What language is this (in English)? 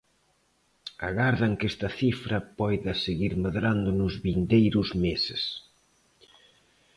Galician